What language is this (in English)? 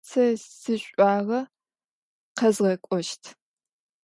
Adyghe